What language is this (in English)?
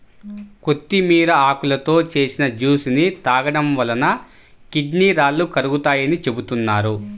Telugu